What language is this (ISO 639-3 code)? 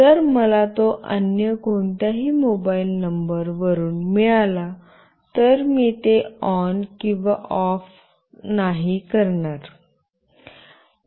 mar